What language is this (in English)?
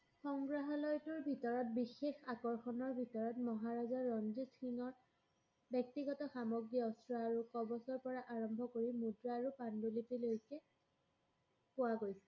Assamese